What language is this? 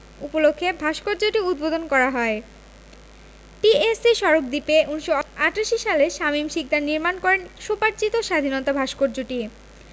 Bangla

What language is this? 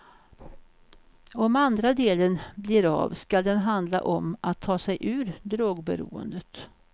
Swedish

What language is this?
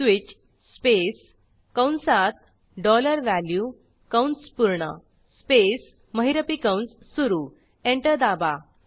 Marathi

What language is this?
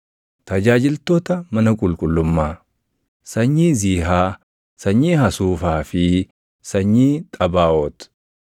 Oromo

